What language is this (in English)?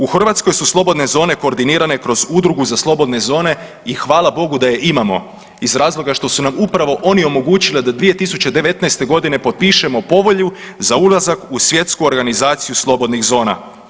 Croatian